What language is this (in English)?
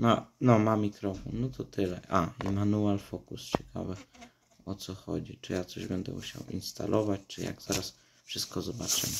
Polish